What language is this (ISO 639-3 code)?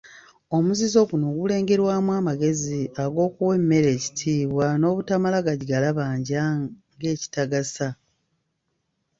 lug